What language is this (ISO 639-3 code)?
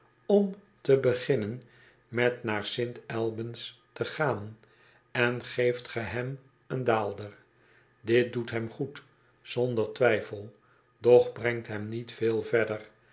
nld